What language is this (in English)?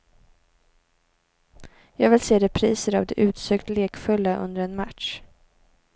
Swedish